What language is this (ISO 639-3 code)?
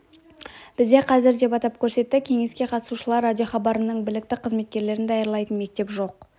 kaz